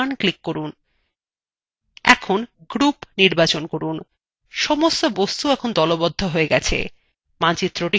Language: Bangla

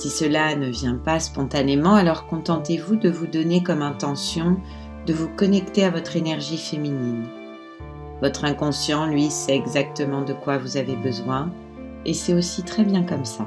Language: French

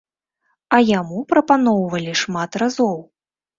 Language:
Belarusian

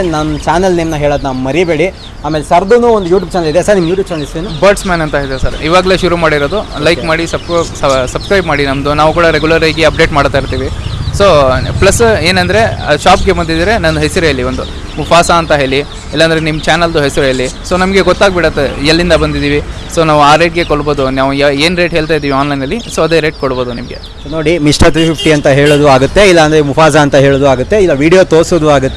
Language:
Kannada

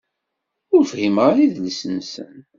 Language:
Kabyle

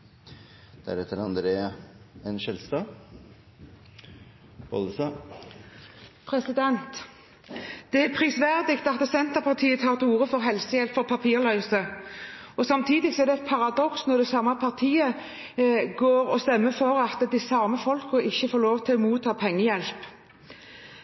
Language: Norwegian Bokmål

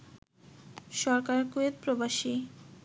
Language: Bangla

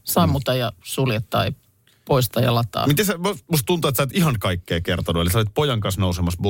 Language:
Finnish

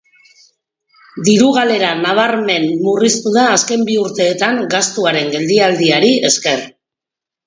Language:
Basque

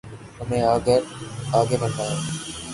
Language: Urdu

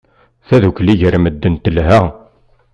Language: Kabyle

